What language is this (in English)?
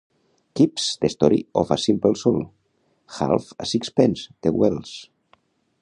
Catalan